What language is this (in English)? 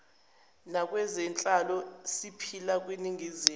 Zulu